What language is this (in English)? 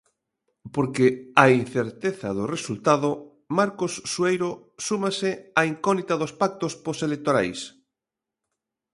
Galician